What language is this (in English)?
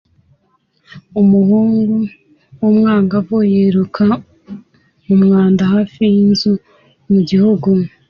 Kinyarwanda